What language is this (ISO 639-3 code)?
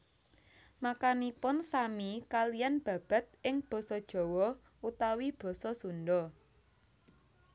jav